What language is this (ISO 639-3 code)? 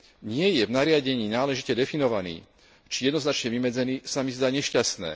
slk